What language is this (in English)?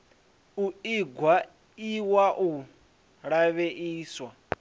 Venda